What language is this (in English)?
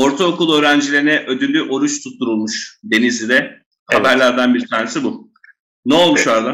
Turkish